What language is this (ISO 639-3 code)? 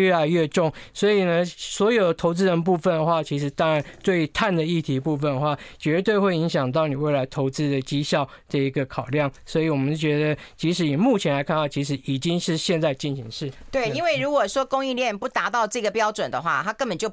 zho